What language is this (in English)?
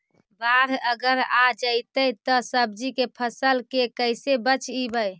Magahi